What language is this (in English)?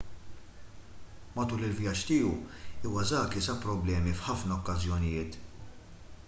Maltese